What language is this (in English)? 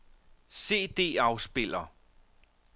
Danish